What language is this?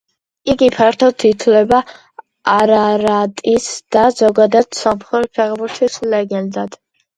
Georgian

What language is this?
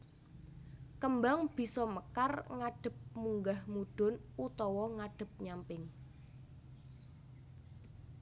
Javanese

